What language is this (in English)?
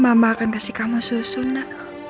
Indonesian